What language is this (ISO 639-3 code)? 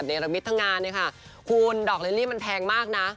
tha